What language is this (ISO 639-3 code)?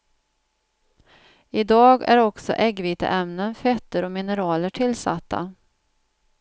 swe